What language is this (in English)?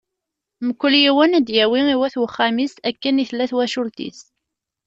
Kabyle